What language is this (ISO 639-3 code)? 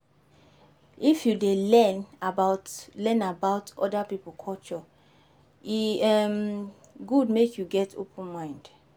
pcm